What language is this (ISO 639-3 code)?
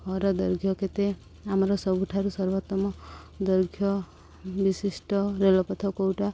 ori